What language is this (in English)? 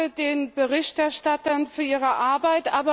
German